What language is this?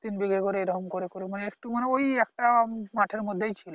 Bangla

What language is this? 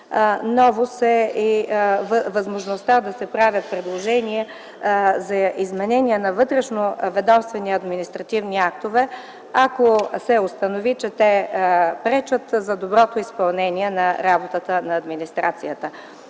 Bulgarian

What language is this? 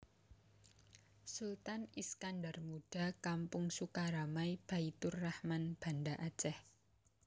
Javanese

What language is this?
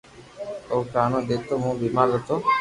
Loarki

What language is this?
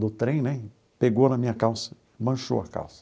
Portuguese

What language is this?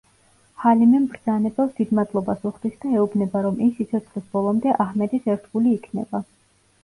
Georgian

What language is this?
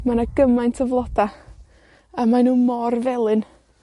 Welsh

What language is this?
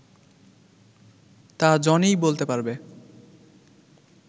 Bangla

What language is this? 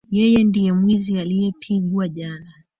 Swahili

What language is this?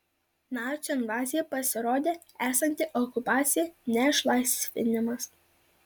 Lithuanian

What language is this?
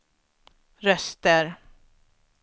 Swedish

